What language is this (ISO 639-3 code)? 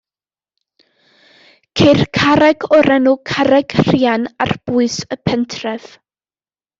cym